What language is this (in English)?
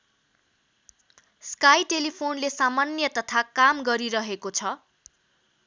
Nepali